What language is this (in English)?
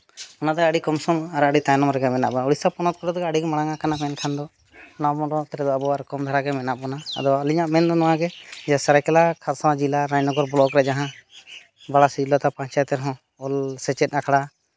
Santali